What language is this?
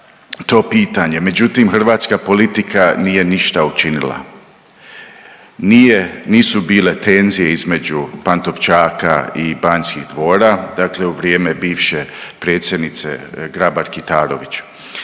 Croatian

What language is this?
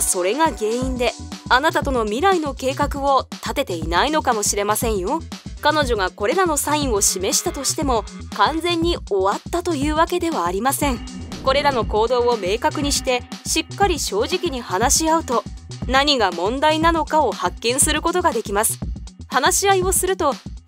Japanese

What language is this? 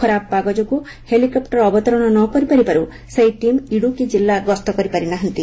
Odia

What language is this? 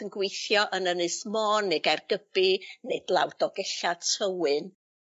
Welsh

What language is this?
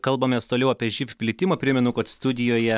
Lithuanian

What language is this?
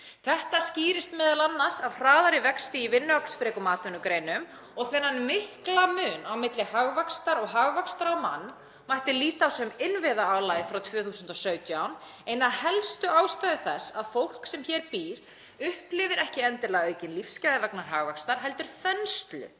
Icelandic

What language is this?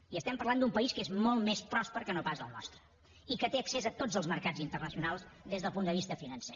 Catalan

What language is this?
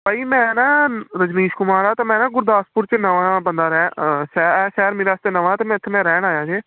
Punjabi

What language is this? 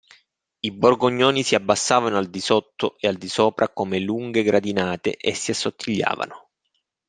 Italian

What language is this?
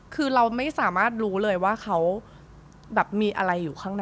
Thai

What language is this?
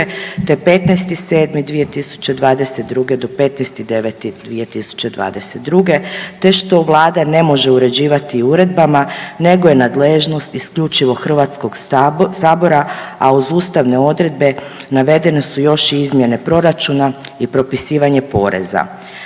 Croatian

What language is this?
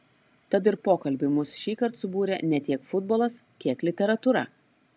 Lithuanian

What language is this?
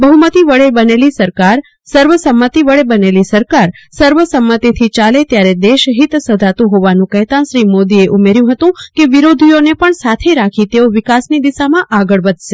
Gujarati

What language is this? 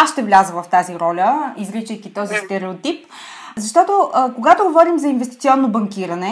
Bulgarian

